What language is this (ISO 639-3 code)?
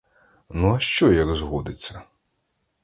ukr